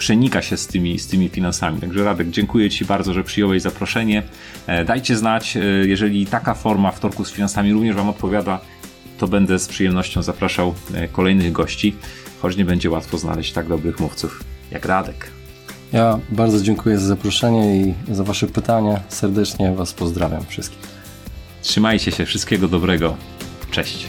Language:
Polish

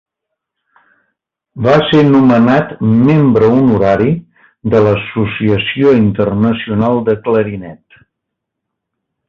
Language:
Catalan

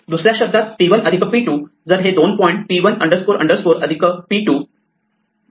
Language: Marathi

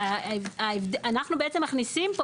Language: Hebrew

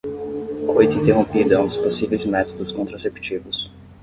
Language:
Portuguese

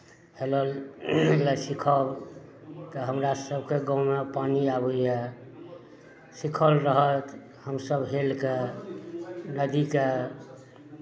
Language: Maithili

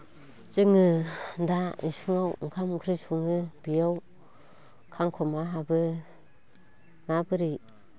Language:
Bodo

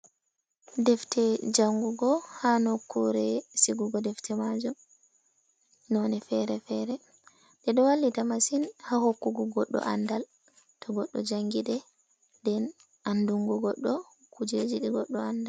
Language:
Fula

